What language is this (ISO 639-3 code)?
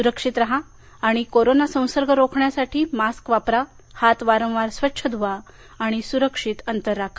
mar